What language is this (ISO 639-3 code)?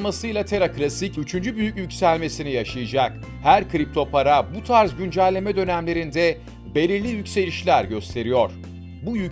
tur